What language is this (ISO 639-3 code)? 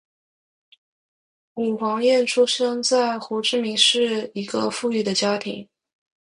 zho